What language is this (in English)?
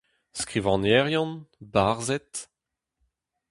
Breton